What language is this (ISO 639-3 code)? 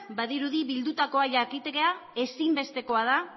eus